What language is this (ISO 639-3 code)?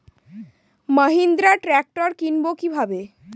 ben